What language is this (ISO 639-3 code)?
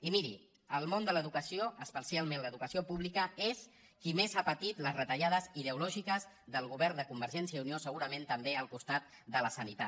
cat